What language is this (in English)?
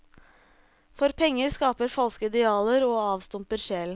Norwegian